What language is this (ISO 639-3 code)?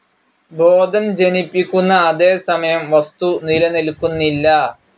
mal